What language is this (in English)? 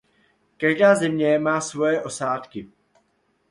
Czech